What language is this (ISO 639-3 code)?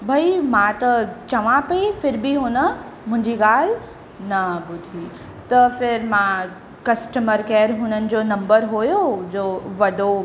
snd